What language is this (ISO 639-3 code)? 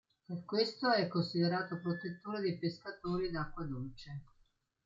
ita